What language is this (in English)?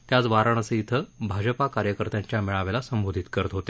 Marathi